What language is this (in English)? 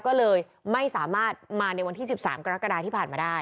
Thai